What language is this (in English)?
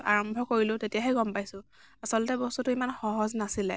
Assamese